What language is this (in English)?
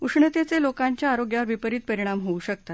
Marathi